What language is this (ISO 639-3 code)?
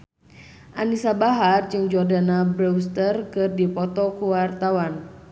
sun